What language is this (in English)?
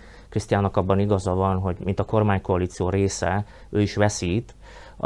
Hungarian